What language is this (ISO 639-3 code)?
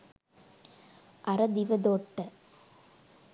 sin